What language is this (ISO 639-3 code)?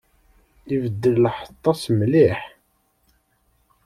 kab